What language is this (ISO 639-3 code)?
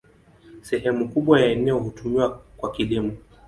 swa